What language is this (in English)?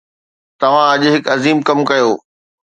Sindhi